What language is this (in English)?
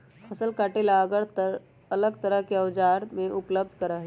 Magahi